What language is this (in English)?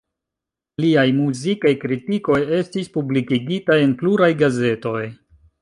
Esperanto